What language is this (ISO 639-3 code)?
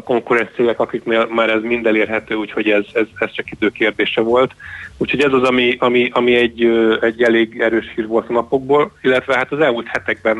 hun